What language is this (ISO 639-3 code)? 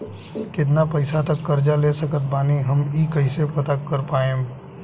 bho